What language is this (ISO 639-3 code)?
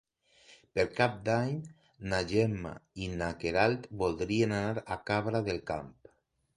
cat